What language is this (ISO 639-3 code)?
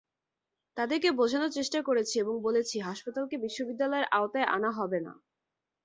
ben